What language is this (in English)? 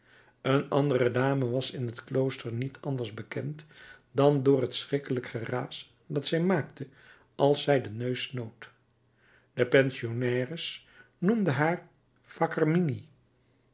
Dutch